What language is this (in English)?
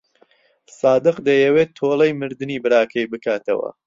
Central Kurdish